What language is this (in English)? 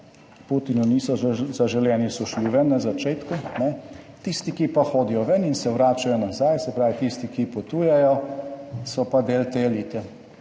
Slovenian